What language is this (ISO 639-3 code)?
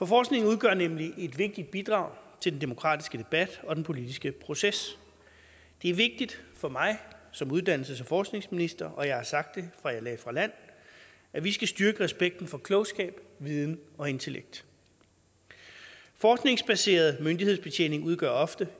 dan